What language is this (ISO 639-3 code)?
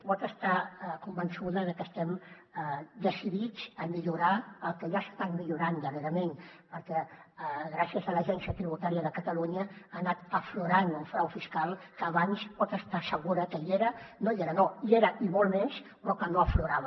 cat